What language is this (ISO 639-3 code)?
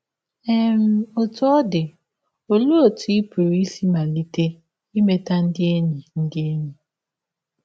ibo